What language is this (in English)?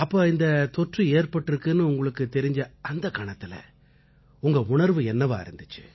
Tamil